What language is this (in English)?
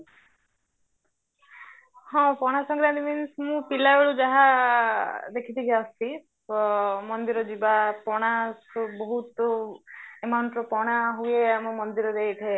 Odia